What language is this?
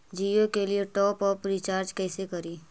Magahi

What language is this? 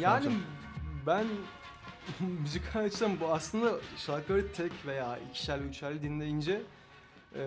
Turkish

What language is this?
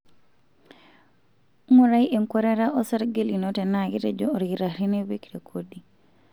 Masai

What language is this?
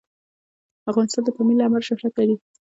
Pashto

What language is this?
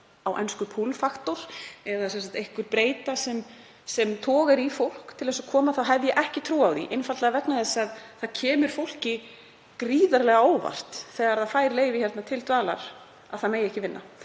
Icelandic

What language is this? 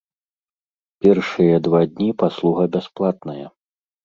Belarusian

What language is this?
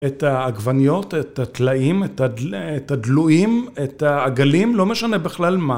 Hebrew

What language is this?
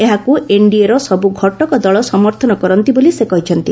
Odia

